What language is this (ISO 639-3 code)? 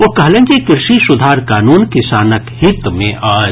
mai